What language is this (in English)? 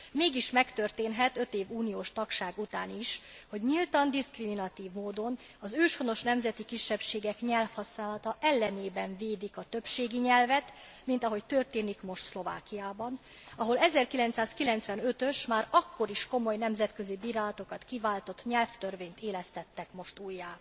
Hungarian